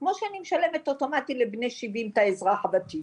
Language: Hebrew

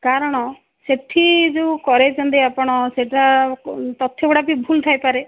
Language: Odia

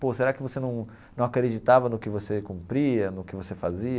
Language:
Portuguese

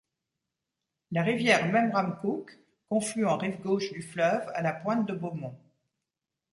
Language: French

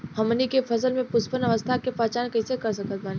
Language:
Bhojpuri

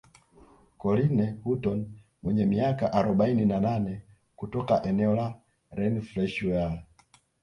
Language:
Swahili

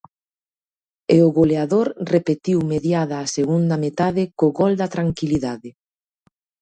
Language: Galician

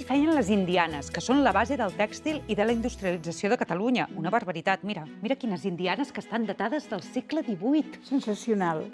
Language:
Catalan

